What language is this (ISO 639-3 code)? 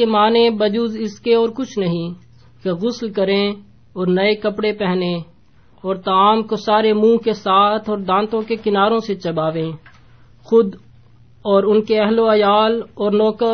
urd